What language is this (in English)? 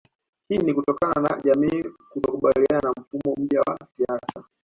Swahili